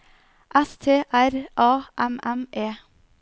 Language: Norwegian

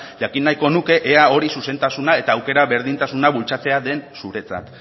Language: Basque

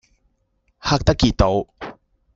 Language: Cantonese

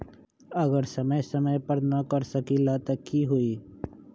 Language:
Magahi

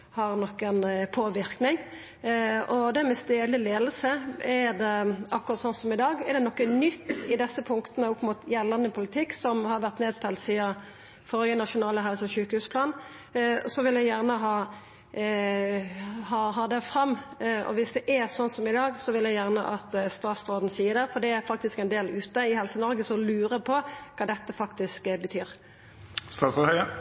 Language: Norwegian Nynorsk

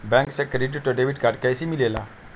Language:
Magahi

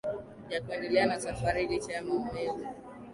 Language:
Swahili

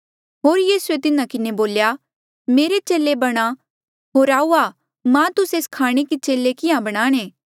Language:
Mandeali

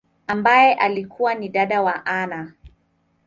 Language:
Swahili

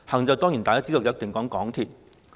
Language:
Cantonese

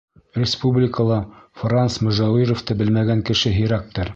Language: Bashkir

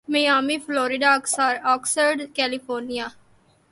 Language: Urdu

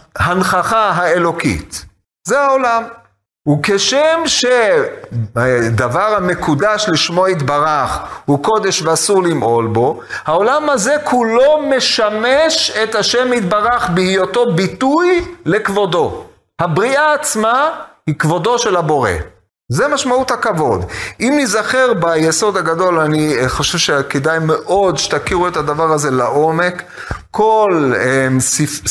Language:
Hebrew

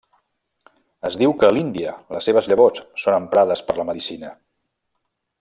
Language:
Catalan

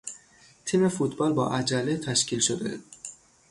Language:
Persian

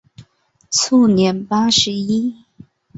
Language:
Chinese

